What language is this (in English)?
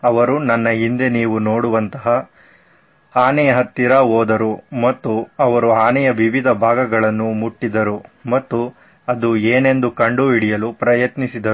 Kannada